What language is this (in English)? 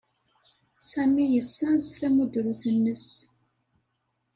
Kabyle